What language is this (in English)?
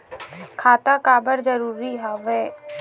Chhattisgarhi